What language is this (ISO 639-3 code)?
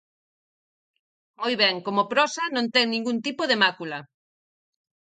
glg